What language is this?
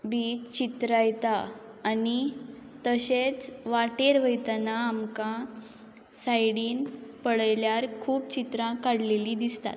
Konkani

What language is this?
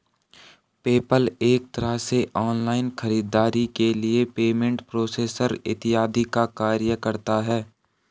Hindi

